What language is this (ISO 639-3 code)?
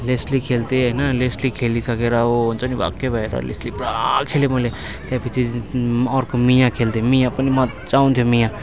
nep